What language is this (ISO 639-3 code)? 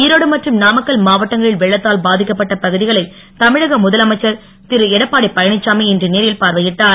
tam